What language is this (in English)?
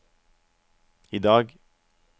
Norwegian